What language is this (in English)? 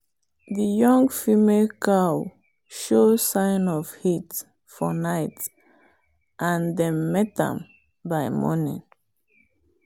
Nigerian Pidgin